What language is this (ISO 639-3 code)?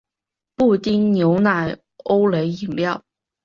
zho